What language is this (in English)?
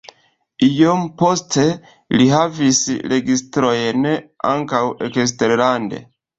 Esperanto